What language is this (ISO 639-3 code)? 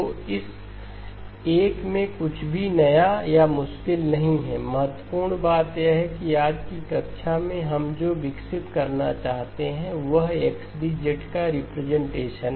hin